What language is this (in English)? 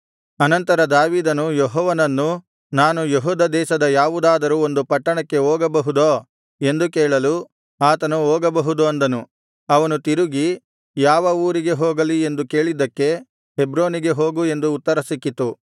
Kannada